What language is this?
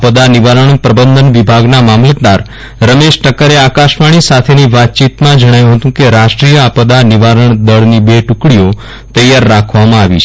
Gujarati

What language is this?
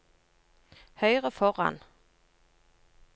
Norwegian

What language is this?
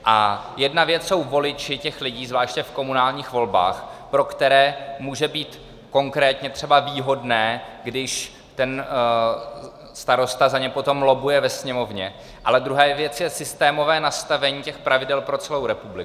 Czech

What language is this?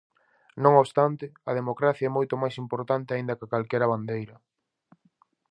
Galician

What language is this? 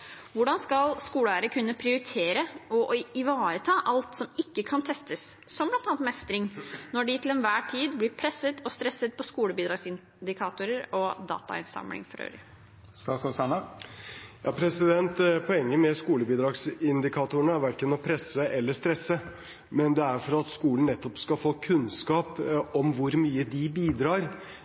Norwegian Bokmål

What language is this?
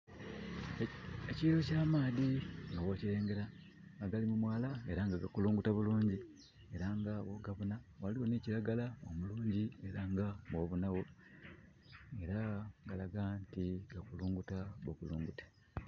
Soga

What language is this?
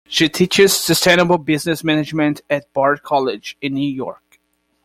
English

